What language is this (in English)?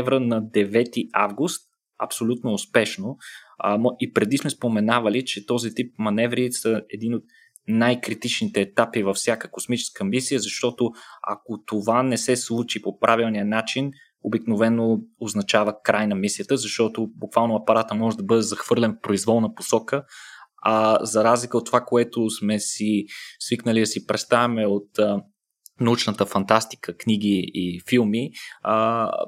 Bulgarian